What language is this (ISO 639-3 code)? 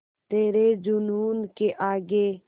hin